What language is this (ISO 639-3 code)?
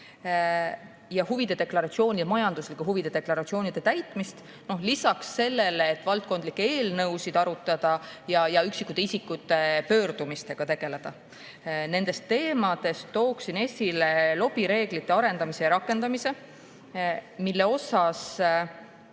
est